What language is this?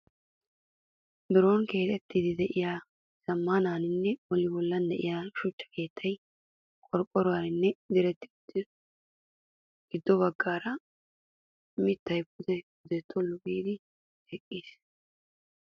Wolaytta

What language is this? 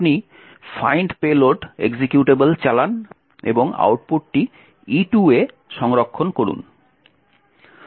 Bangla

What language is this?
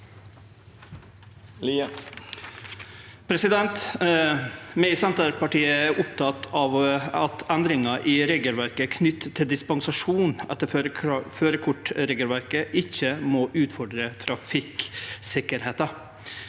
Norwegian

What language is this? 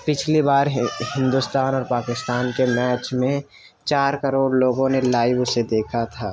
Urdu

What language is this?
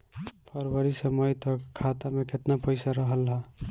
Bhojpuri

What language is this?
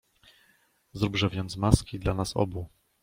Polish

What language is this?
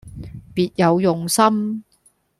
Cantonese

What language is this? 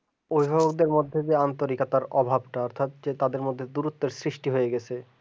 Bangla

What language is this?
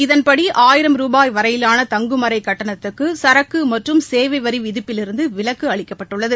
Tamil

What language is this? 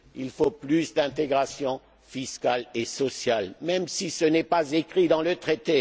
French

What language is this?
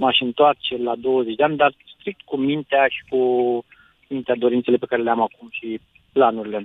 Romanian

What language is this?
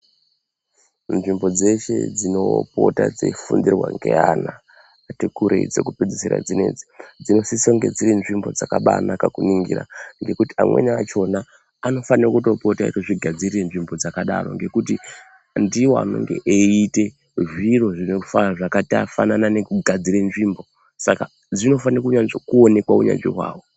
Ndau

